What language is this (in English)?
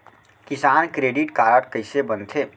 Chhattisgarhi